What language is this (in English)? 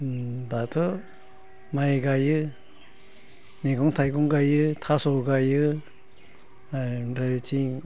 Bodo